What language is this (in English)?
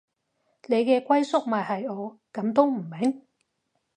Cantonese